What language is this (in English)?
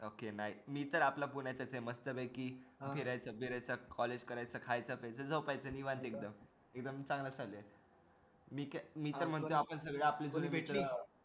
Marathi